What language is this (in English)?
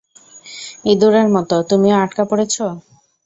Bangla